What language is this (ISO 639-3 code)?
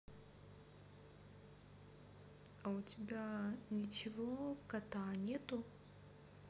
rus